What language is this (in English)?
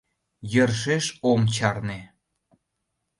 Mari